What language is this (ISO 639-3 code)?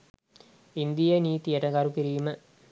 sin